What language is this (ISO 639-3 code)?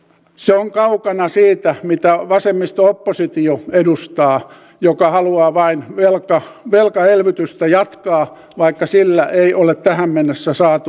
fin